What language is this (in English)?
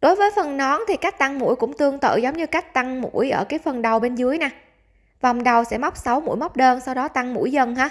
Vietnamese